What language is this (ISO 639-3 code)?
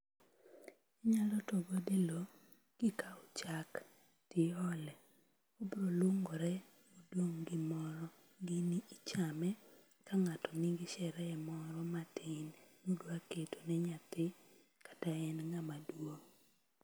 luo